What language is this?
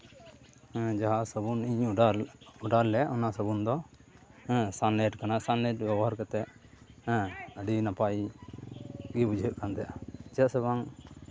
Santali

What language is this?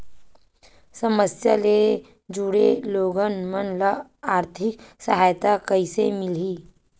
Chhattisgarhi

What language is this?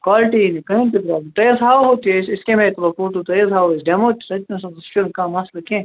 Kashmiri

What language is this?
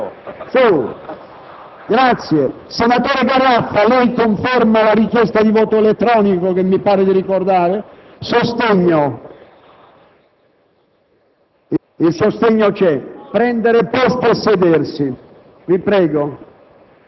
Italian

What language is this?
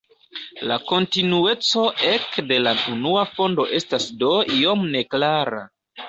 Esperanto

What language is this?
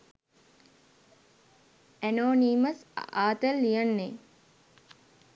Sinhala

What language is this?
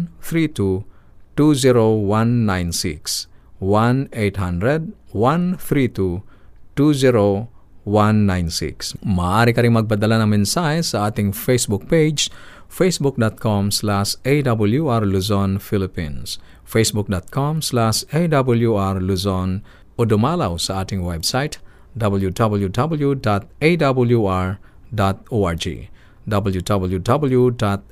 Filipino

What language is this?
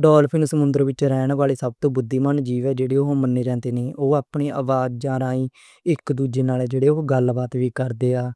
Western Panjabi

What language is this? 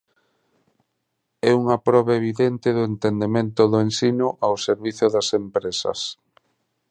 Galician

